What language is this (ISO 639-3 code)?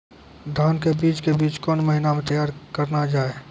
mai